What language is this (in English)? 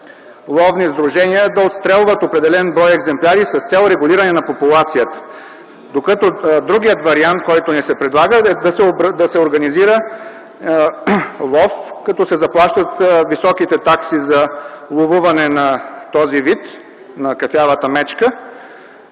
Bulgarian